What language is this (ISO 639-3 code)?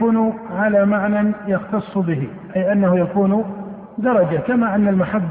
ara